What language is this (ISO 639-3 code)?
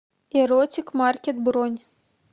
rus